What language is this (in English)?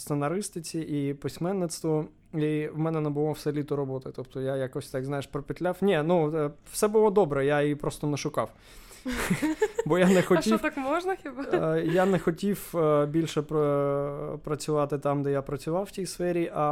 Ukrainian